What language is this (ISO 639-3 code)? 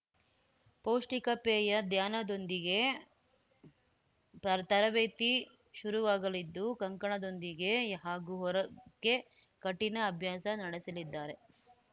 kan